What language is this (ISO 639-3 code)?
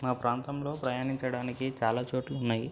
tel